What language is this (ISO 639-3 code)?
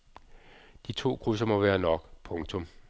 dan